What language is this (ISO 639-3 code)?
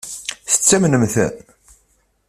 kab